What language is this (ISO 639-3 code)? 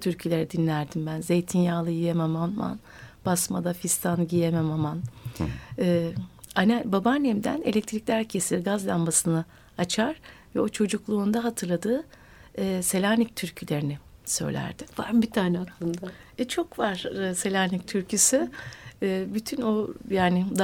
tur